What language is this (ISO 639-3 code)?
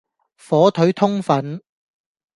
yue